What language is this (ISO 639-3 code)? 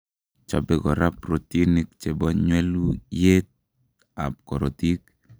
kln